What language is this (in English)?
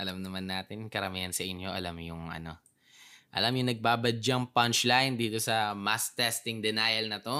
Filipino